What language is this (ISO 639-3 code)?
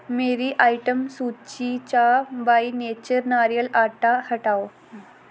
doi